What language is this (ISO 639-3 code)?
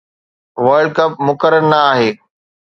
snd